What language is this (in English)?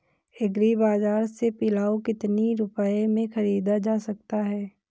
Hindi